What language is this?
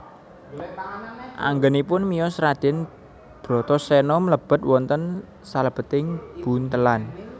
Javanese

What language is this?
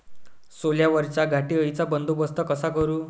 Marathi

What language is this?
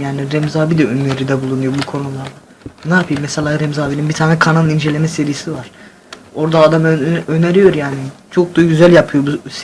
Turkish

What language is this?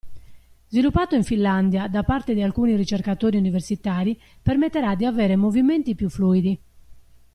Italian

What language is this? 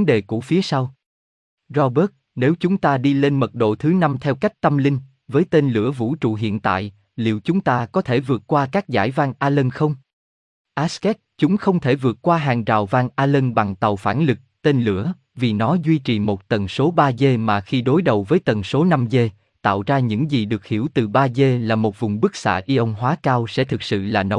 Vietnamese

